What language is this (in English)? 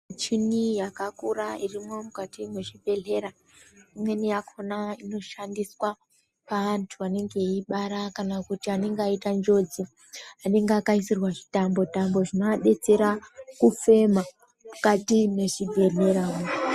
Ndau